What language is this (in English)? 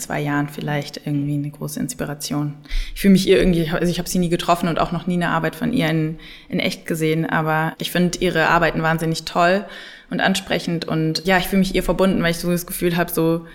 German